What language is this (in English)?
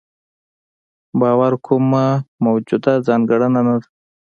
Pashto